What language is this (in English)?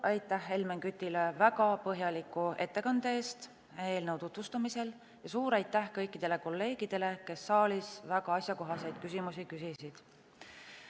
Estonian